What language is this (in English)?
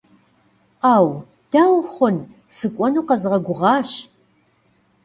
Kabardian